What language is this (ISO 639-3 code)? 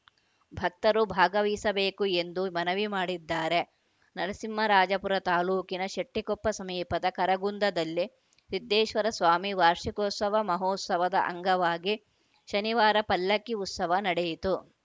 kan